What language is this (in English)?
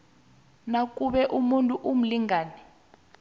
South Ndebele